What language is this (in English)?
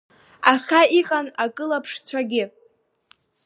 Abkhazian